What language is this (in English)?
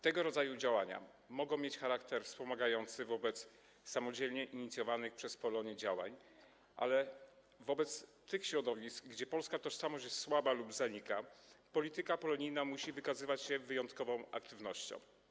Polish